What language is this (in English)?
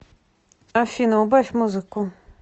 Russian